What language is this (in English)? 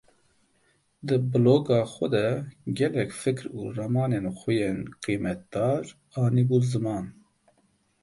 Kurdish